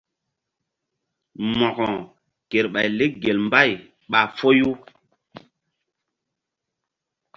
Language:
Mbum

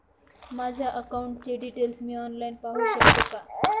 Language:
Marathi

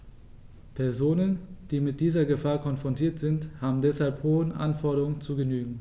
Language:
German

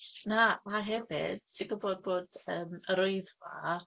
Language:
Welsh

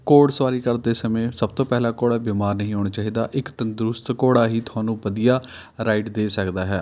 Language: Punjabi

